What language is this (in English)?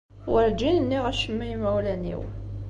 Kabyle